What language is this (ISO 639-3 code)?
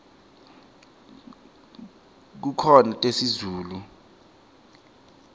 ssw